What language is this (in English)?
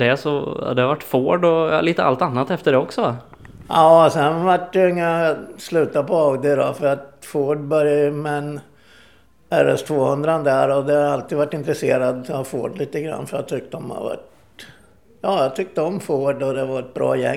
Swedish